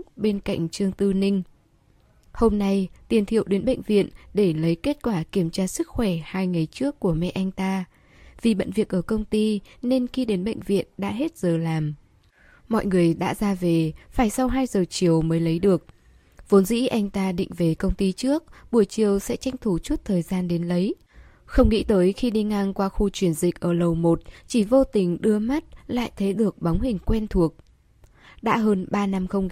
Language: Vietnamese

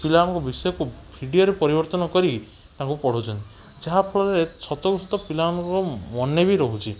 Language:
Odia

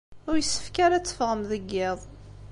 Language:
Kabyle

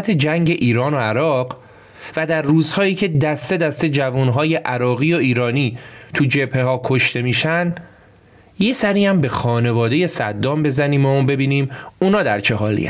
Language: Persian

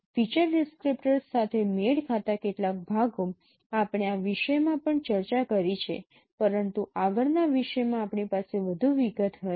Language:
Gujarati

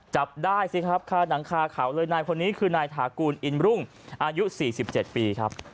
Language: Thai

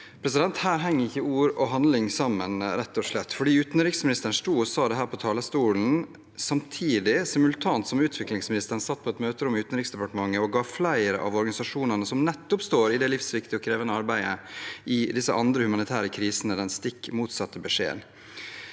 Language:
Norwegian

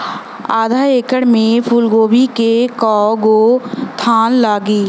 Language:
Bhojpuri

